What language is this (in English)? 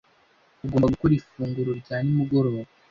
Kinyarwanda